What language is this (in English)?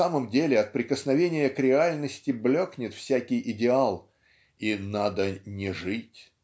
Russian